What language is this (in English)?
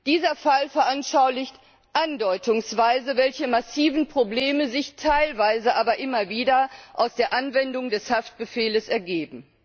German